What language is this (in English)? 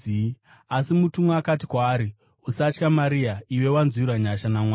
Shona